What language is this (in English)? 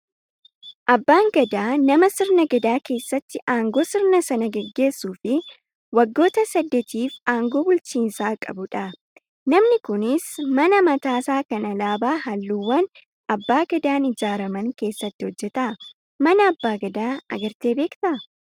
Oromo